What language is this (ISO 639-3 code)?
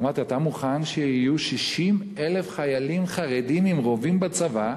heb